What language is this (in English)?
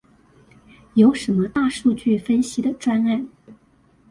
Chinese